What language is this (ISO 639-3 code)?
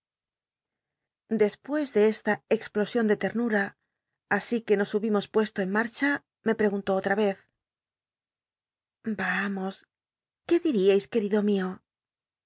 spa